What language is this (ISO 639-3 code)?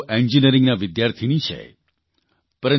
guj